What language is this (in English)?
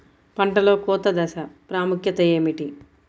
Telugu